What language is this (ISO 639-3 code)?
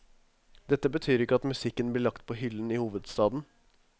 nor